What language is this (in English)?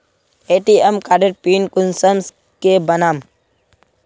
Magahi